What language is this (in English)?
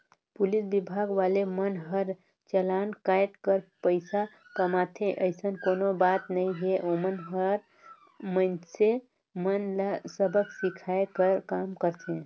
Chhattisgarhi